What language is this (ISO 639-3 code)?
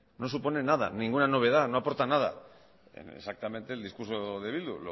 spa